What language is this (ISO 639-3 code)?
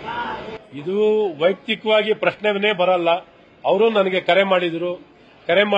ron